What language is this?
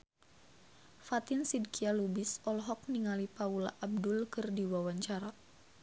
Sundanese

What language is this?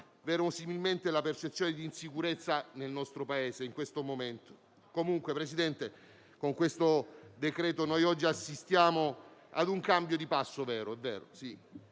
Italian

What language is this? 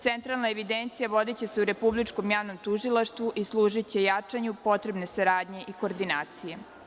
Serbian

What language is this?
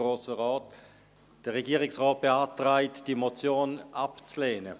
Swiss German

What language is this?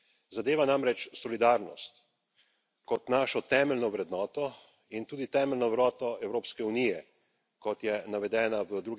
Slovenian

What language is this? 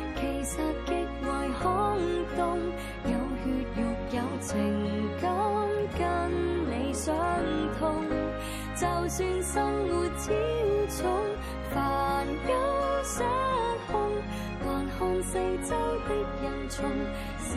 Chinese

